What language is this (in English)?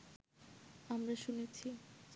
Bangla